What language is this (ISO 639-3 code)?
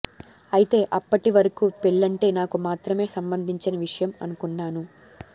tel